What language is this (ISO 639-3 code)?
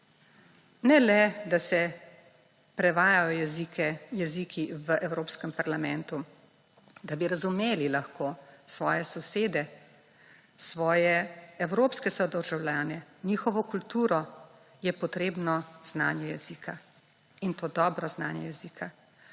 slv